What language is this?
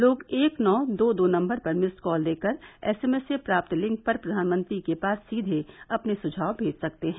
Hindi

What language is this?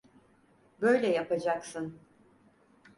Turkish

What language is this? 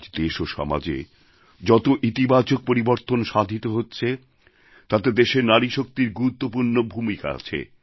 Bangla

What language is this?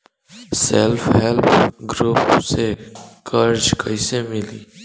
Bhojpuri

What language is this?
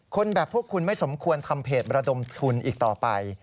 Thai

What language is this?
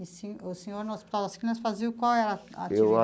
Portuguese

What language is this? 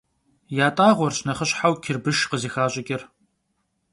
Kabardian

